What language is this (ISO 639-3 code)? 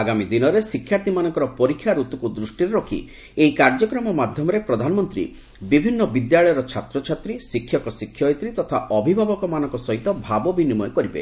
ori